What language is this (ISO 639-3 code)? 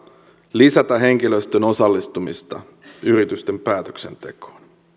fin